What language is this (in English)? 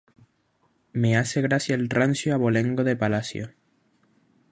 Spanish